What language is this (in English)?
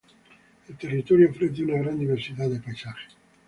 Spanish